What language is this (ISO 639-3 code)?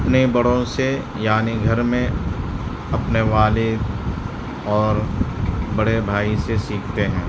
urd